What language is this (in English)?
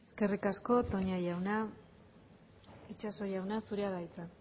Basque